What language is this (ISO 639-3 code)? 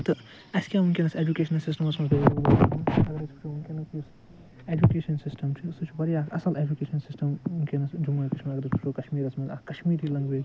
kas